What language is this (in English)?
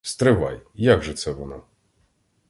Ukrainian